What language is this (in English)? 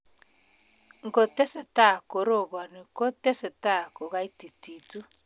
Kalenjin